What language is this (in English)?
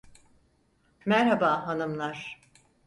Turkish